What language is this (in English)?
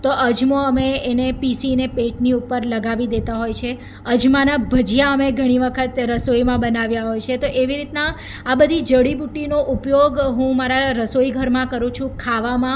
Gujarati